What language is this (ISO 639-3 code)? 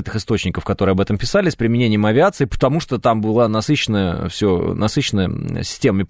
rus